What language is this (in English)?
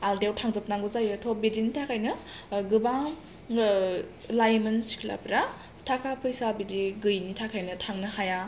Bodo